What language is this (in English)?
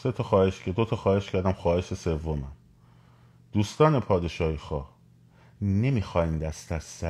Persian